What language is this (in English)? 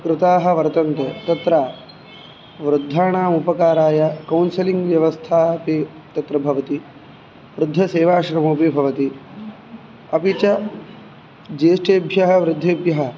Sanskrit